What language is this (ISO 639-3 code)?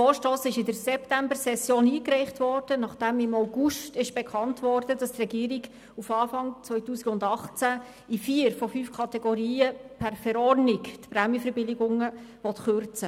gsw